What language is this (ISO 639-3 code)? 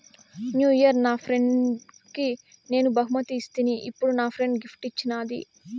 tel